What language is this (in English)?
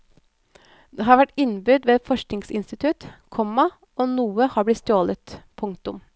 Norwegian